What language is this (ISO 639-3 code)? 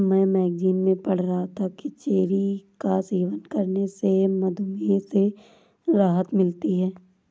hin